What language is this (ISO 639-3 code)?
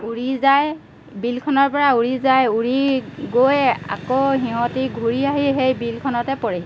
asm